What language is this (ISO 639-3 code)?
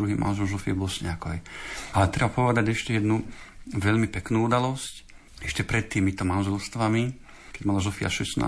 slk